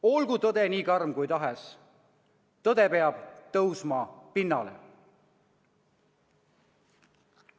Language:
Estonian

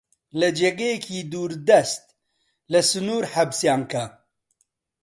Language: Central Kurdish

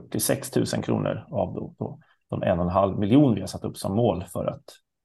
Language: Swedish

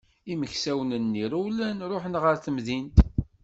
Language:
Kabyle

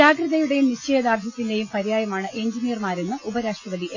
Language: Malayalam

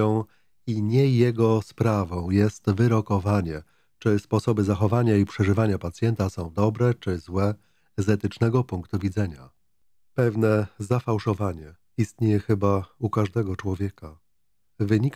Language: Polish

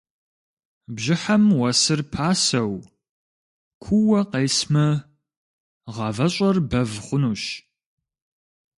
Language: Kabardian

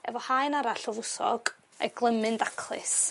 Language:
Welsh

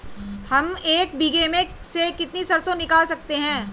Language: Hindi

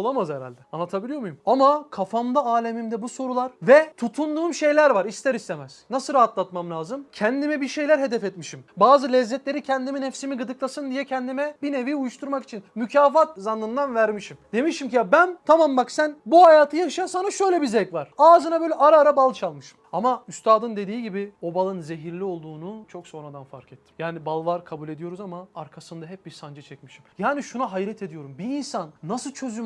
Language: Turkish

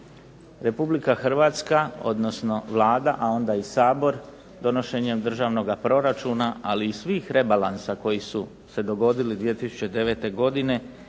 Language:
Croatian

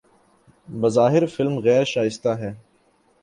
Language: Urdu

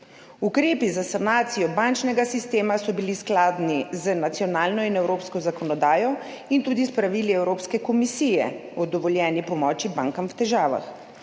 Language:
Slovenian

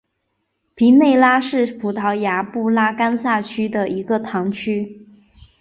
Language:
Chinese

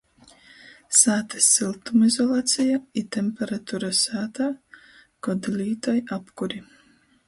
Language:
Latgalian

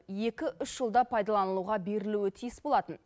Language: Kazakh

